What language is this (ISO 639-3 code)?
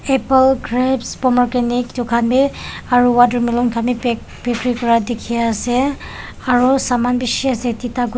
nag